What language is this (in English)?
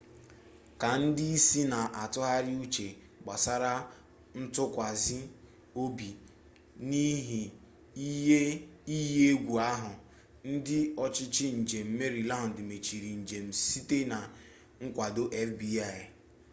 Igbo